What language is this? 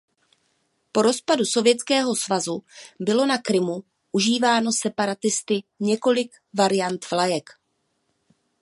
Czech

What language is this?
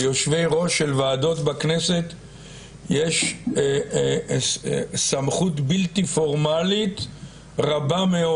Hebrew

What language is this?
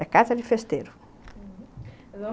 Portuguese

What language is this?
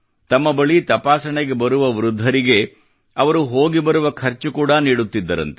Kannada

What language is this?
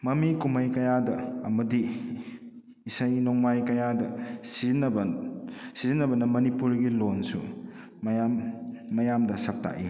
Manipuri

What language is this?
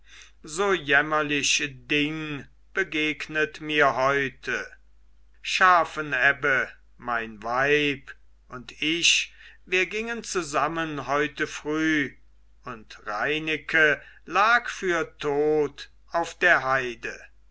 German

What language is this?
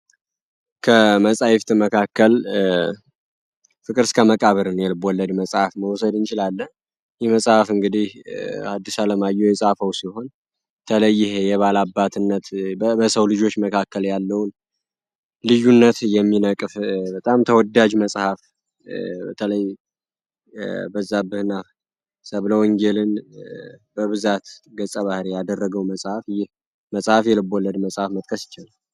Amharic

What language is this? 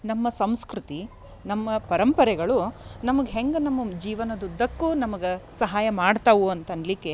Kannada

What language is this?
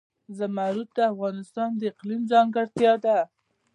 Pashto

